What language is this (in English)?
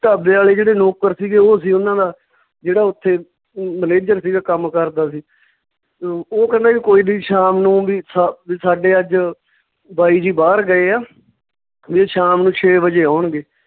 Punjabi